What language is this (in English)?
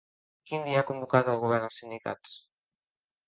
Catalan